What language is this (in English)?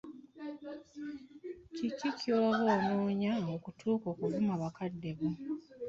Ganda